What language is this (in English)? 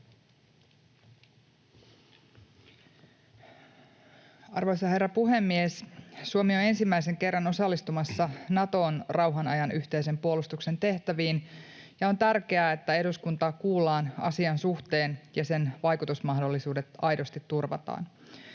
Finnish